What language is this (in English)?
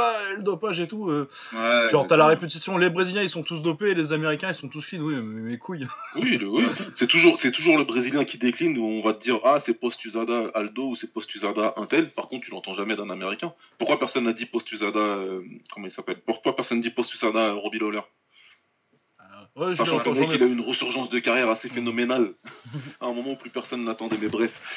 French